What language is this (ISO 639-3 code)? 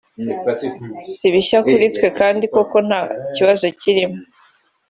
kin